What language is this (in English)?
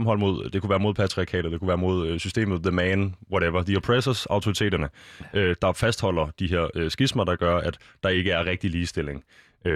Danish